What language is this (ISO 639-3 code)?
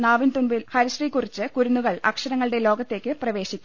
mal